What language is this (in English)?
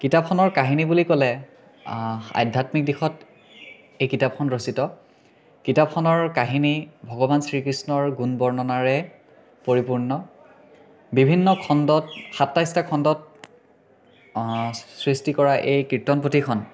Assamese